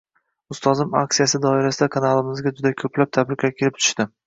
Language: Uzbek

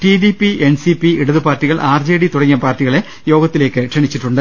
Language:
Malayalam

